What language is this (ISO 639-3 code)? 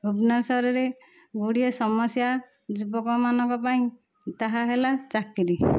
ori